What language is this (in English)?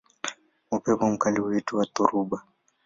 Swahili